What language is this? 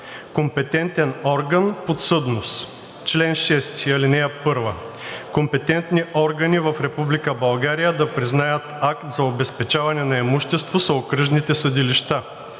Bulgarian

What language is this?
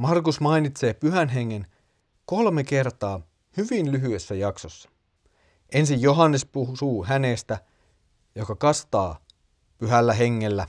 Finnish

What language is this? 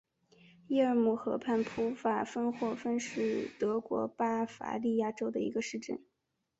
Chinese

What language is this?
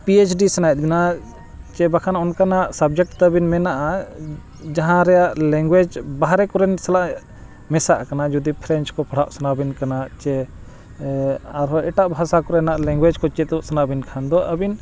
Santali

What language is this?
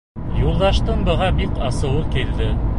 Bashkir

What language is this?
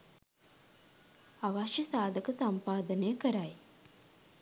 Sinhala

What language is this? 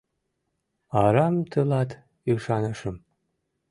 Mari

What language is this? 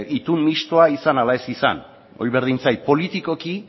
Basque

